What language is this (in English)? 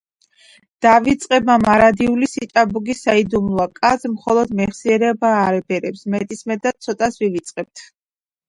Georgian